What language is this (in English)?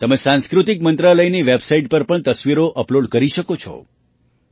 Gujarati